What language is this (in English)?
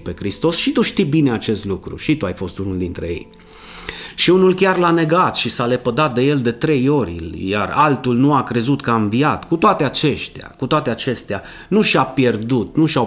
Romanian